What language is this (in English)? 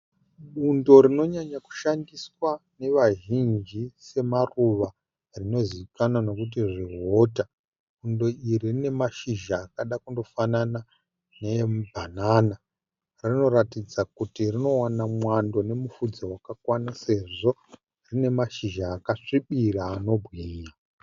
Shona